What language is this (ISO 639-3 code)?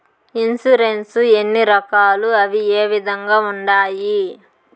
tel